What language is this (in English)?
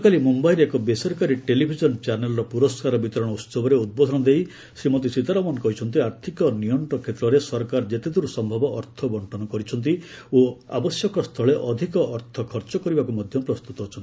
Odia